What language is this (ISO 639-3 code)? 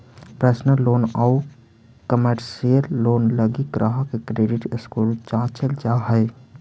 mag